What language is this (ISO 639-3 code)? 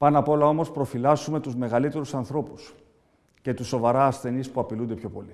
ell